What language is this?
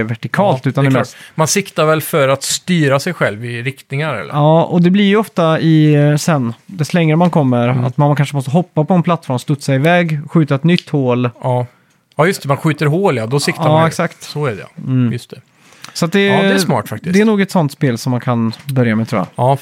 Swedish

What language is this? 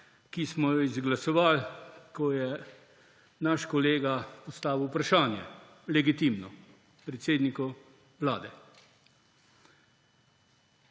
Slovenian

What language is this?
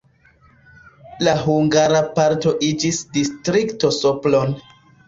Esperanto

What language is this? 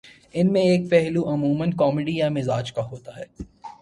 Urdu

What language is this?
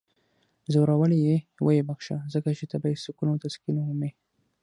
Pashto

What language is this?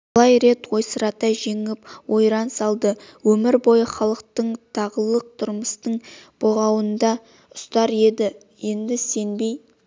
Kazakh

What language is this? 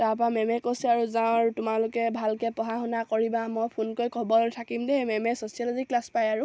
Assamese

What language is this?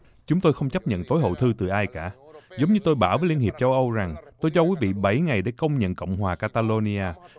Vietnamese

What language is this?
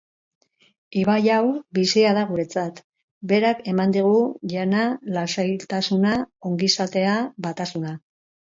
Basque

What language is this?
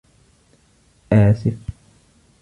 Arabic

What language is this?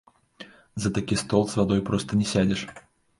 Belarusian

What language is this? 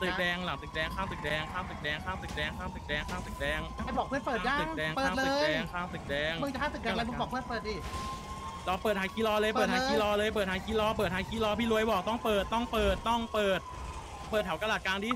Thai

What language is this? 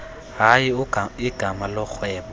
Xhosa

